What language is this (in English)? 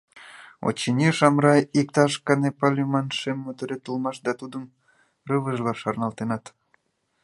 Mari